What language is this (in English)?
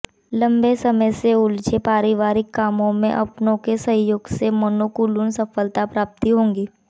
Hindi